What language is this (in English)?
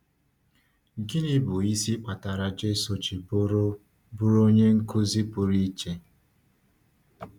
Igbo